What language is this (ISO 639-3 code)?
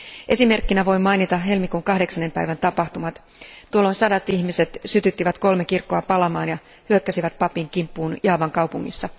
fin